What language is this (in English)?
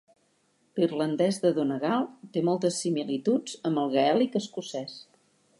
Catalan